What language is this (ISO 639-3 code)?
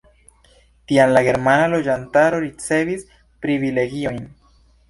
epo